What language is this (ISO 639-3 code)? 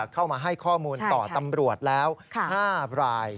tha